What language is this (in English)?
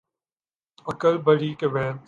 Urdu